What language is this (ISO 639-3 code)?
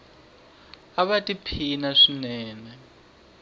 tso